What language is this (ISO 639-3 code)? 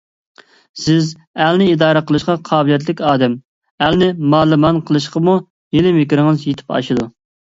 uig